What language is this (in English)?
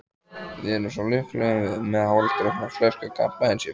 Icelandic